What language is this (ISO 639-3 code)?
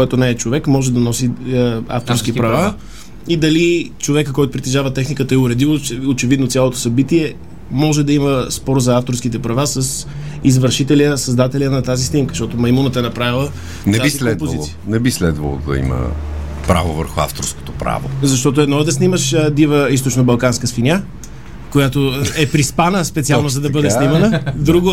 bul